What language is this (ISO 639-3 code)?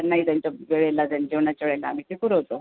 mar